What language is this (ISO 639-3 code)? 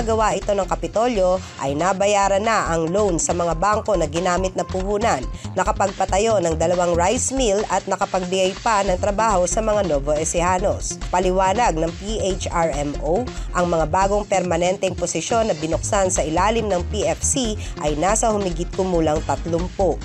fil